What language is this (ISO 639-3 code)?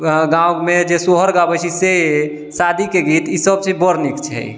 mai